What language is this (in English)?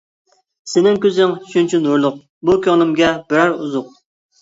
Uyghur